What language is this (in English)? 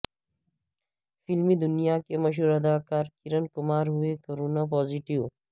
Urdu